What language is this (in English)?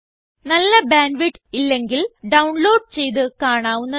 Malayalam